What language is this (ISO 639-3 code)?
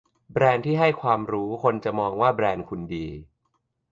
tha